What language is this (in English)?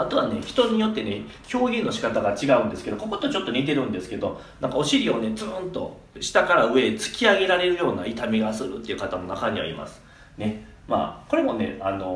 Japanese